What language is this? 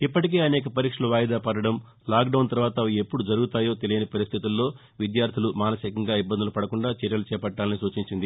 Telugu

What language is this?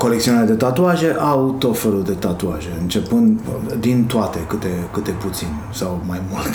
Romanian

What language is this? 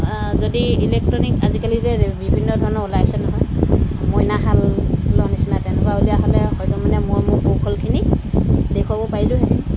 Assamese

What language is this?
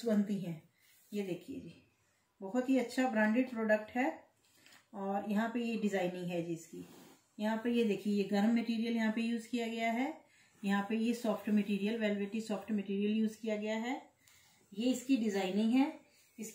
Hindi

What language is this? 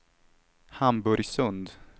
Swedish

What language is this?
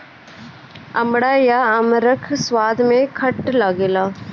Bhojpuri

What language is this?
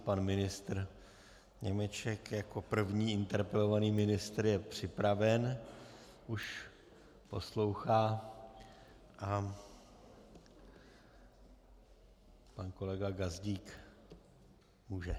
Czech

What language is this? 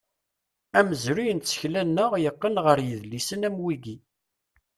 Kabyle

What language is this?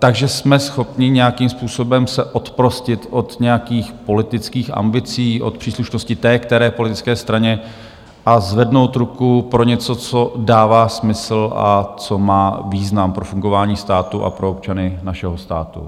Czech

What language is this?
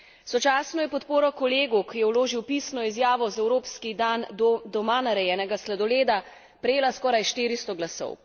Slovenian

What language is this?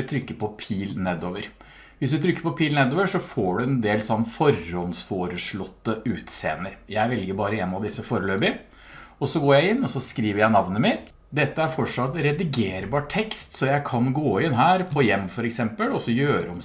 Norwegian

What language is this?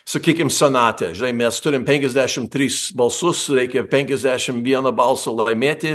Lithuanian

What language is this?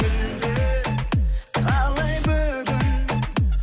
Kazakh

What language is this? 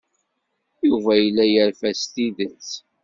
Kabyle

